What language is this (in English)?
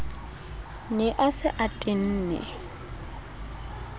Southern Sotho